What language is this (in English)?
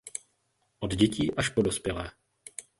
Czech